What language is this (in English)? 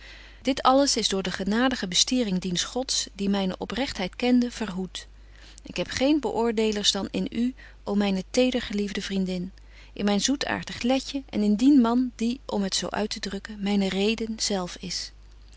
Dutch